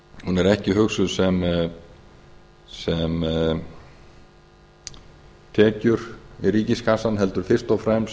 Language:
Icelandic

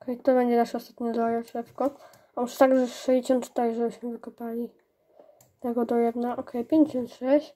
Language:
Polish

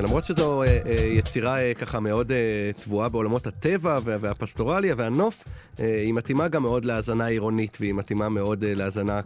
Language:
Hebrew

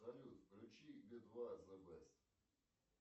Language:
Russian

